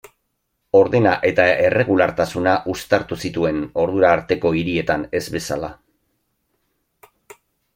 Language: Basque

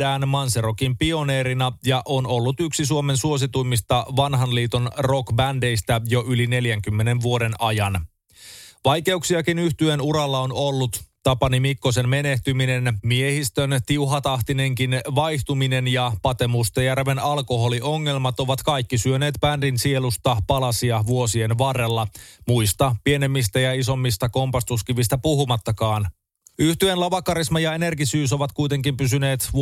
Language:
Finnish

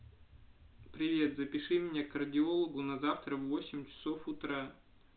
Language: Russian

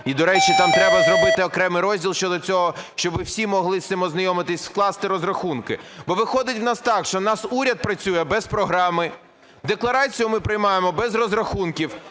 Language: Ukrainian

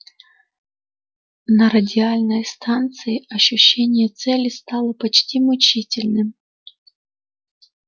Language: Russian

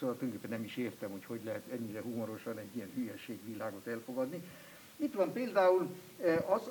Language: Hungarian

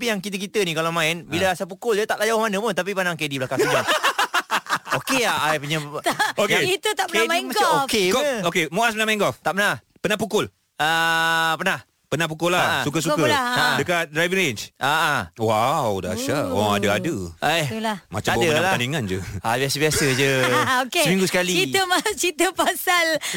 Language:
Malay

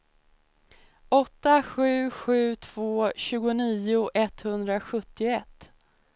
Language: Swedish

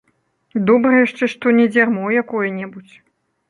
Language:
Belarusian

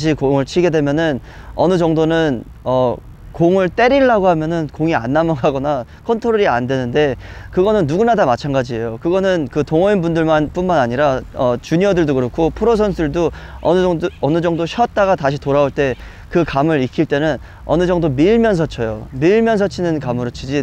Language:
Korean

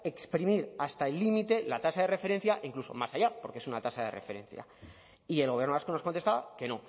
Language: Spanish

